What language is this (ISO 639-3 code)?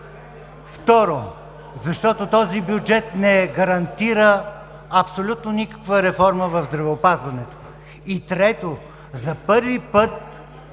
bul